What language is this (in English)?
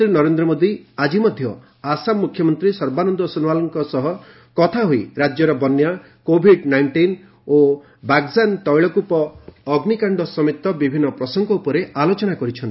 Odia